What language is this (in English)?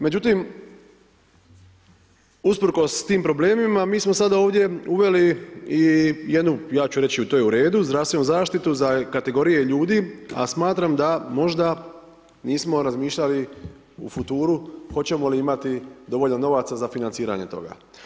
Croatian